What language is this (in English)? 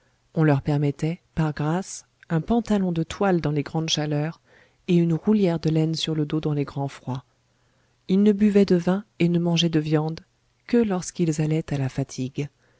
French